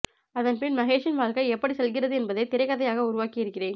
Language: Tamil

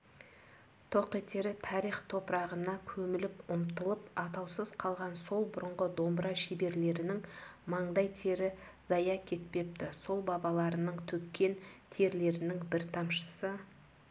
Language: Kazakh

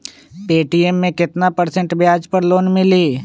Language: Magahi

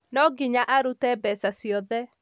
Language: Kikuyu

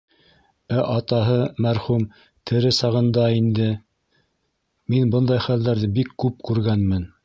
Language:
Bashkir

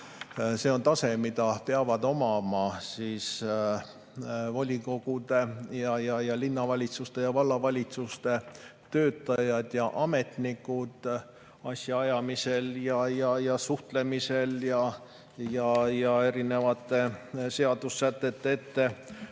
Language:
Estonian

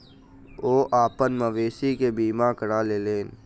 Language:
Maithili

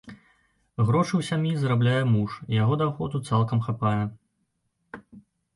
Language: Belarusian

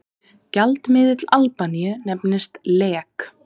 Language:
Icelandic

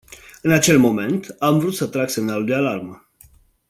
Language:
Romanian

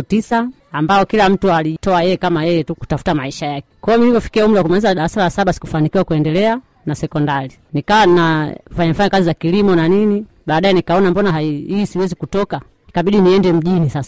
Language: Swahili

